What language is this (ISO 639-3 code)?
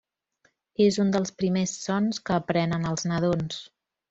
cat